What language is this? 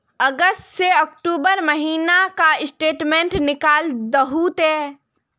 Magahi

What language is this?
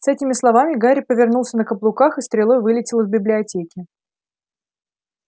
Russian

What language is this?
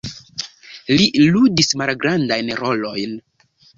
Esperanto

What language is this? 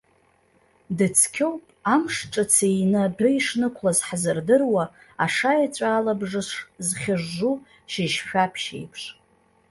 Abkhazian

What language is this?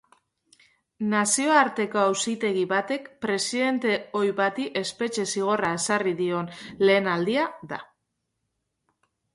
Basque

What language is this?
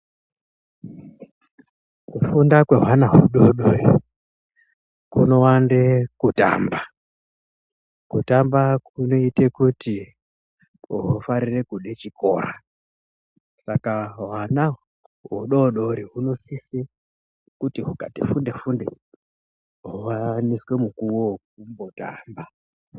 Ndau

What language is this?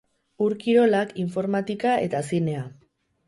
Basque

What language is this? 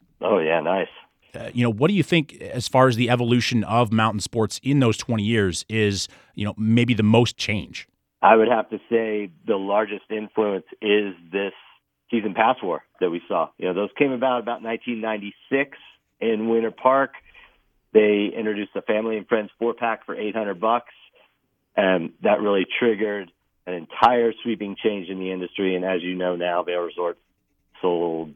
English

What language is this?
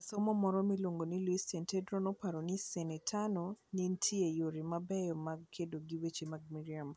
Luo (Kenya and Tanzania)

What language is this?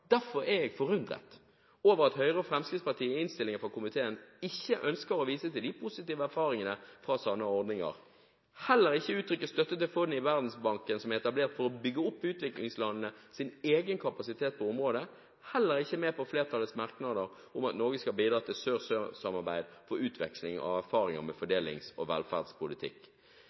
Norwegian Bokmål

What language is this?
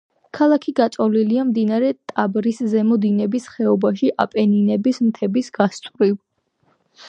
Georgian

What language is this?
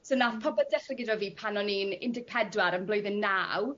Welsh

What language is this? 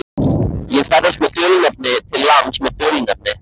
Icelandic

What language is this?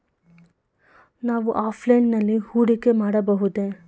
Kannada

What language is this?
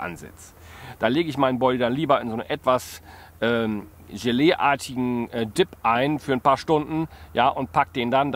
German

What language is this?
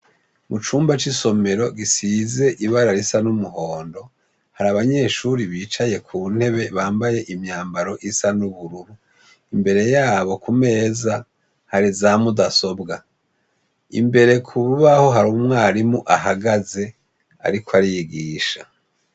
Rundi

